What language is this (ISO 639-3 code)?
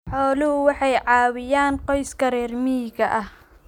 som